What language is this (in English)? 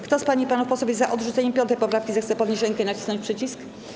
Polish